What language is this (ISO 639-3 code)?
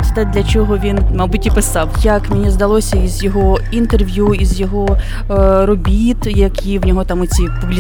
ukr